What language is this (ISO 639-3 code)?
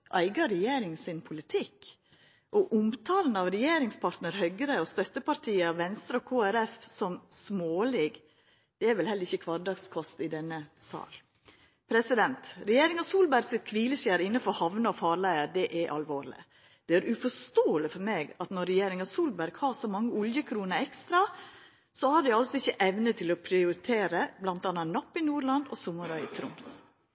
nno